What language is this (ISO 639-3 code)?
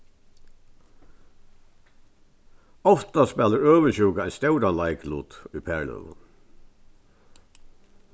fao